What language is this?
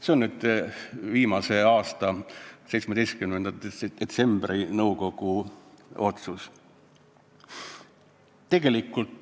Estonian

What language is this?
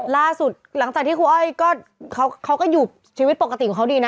Thai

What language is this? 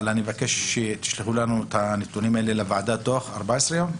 Hebrew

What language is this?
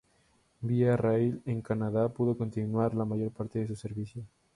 Spanish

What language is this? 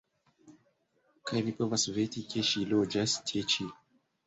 Esperanto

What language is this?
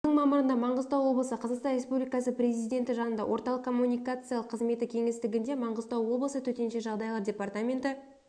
Kazakh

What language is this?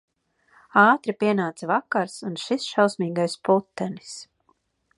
Latvian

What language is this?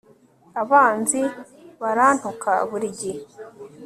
Kinyarwanda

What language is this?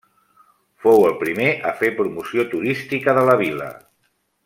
Catalan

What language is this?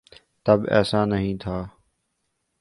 Urdu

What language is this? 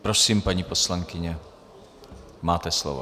Czech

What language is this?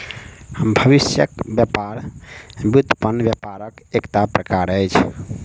Maithili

